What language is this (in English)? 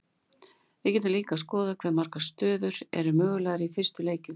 Icelandic